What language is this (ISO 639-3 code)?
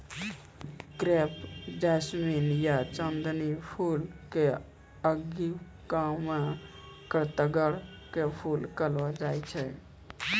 mai